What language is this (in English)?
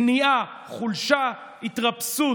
Hebrew